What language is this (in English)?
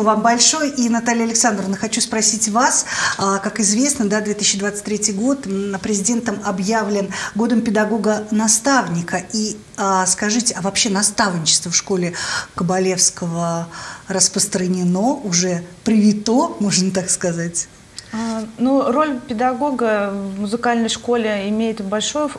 Russian